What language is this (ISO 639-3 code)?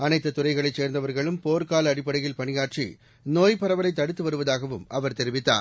tam